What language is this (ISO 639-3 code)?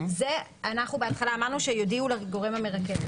heb